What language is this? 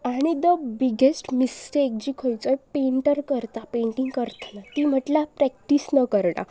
Konkani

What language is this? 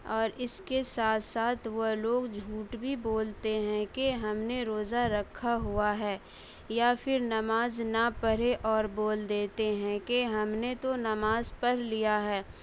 Urdu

